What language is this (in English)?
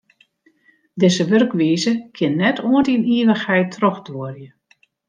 Western Frisian